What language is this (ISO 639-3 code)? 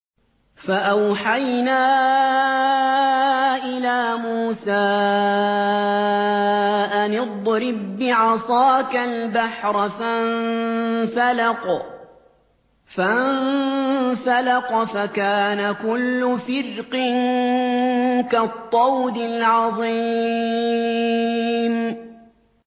ara